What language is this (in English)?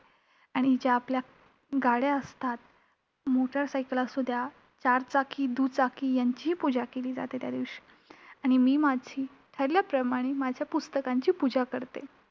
Marathi